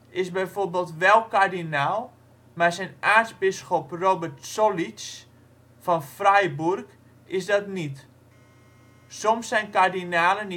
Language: Dutch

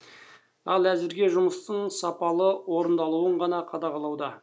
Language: Kazakh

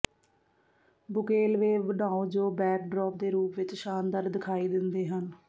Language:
Punjabi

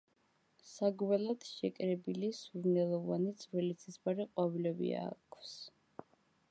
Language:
Georgian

